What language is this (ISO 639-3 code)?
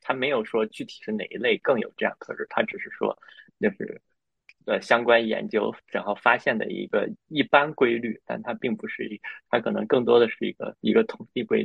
zho